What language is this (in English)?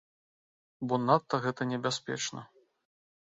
Belarusian